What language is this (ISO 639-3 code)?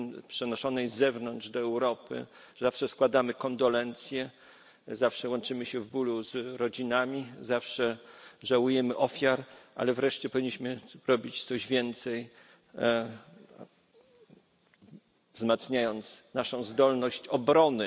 pol